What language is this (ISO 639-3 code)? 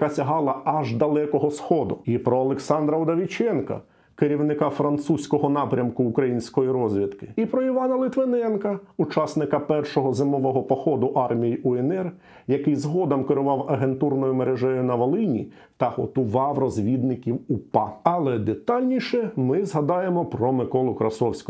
ukr